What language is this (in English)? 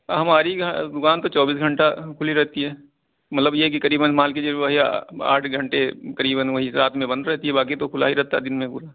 Urdu